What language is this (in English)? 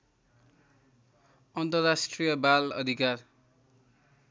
Nepali